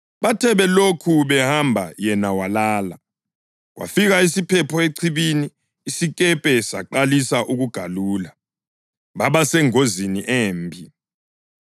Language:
North Ndebele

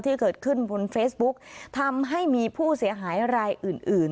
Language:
Thai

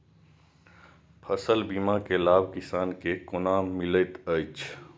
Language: Maithili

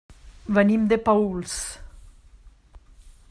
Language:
Catalan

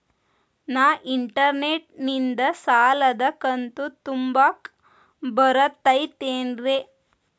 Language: Kannada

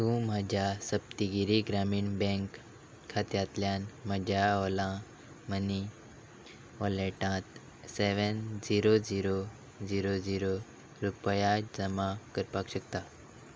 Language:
Konkani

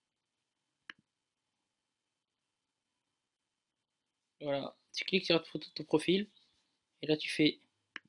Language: French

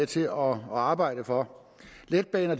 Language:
Danish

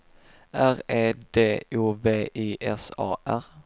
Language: Swedish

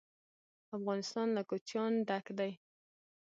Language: Pashto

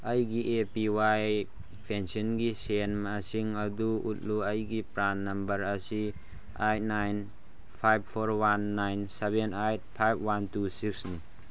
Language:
Manipuri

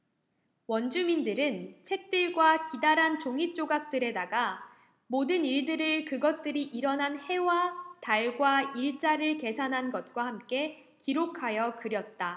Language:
Korean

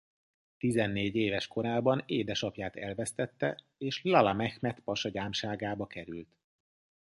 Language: Hungarian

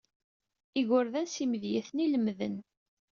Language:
Kabyle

